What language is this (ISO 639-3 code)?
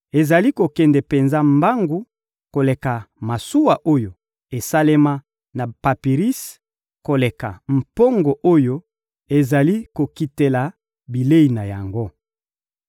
lin